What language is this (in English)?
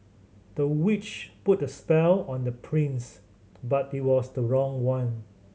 English